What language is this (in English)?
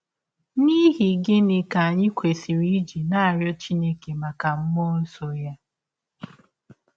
Igbo